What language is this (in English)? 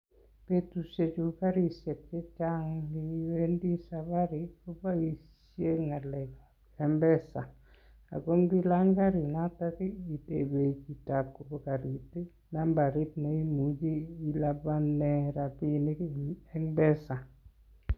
Kalenjin